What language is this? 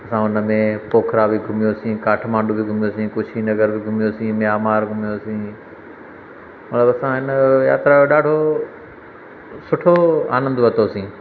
Sindhi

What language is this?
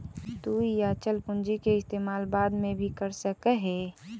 Magahi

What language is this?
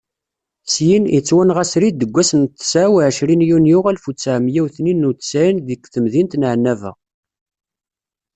Kabyle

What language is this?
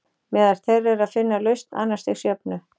Icelandic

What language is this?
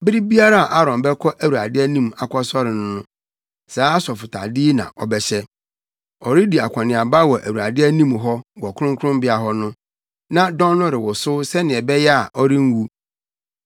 Akan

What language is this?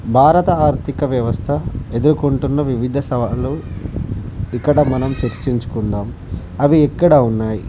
Telugu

